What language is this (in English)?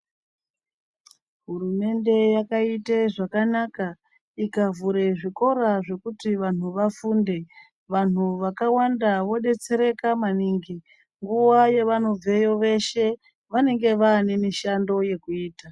Ndau